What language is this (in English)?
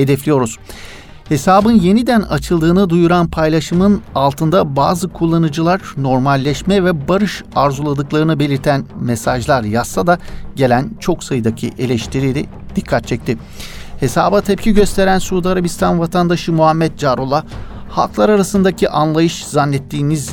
Turkish